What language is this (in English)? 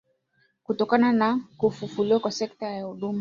Swahili